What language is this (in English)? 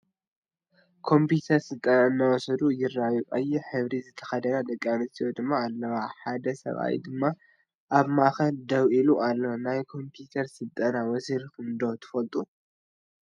Tigrinya